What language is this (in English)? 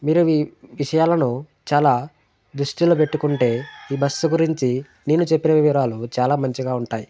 Telugu